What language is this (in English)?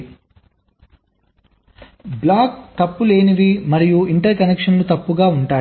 Telugu